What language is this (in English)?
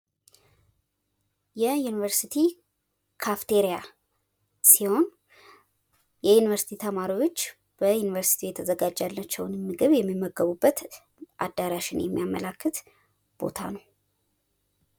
Amharic